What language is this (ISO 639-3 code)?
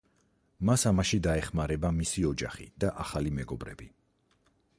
kat